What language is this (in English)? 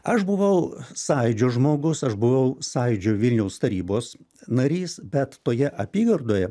Lithuanian